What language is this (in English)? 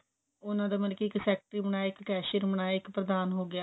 Punjabi